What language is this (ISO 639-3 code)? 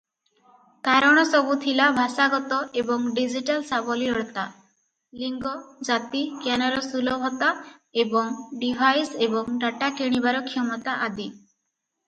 ori